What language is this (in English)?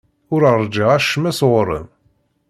Kabyle